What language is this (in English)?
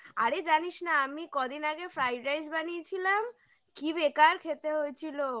Bangla